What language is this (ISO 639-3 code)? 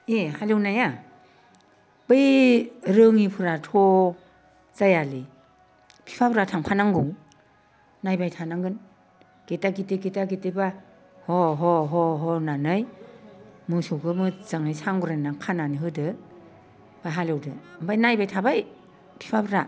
brx